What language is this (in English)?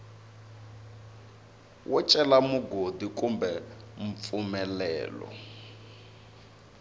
Tsonga